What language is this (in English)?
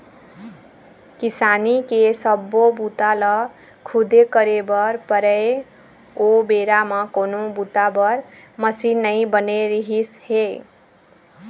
Chhattisgarhi